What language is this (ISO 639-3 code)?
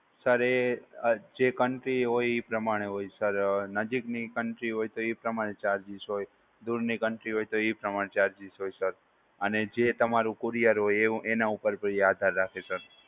guj